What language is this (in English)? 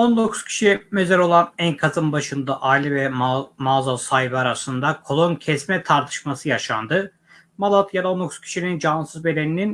Turkish